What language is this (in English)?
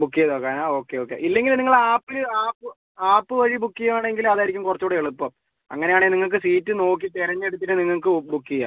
Malayalam